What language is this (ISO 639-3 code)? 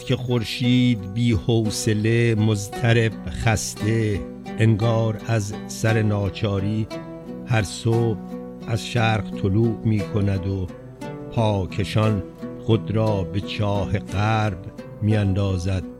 fas